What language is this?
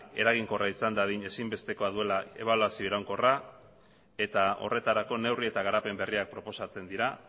Basque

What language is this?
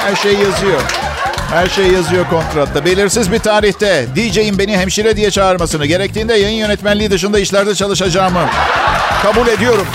Turkish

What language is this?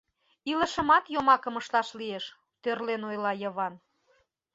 Mari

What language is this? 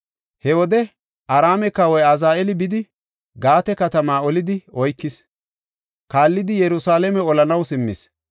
Gofa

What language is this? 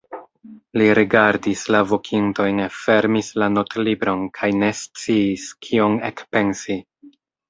Esperanto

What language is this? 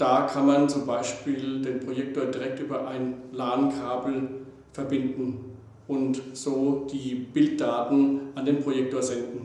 German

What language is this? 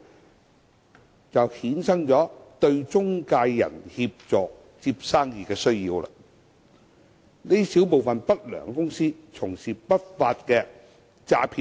Cantonese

